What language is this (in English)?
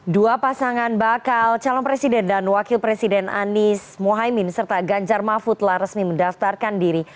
Indonesian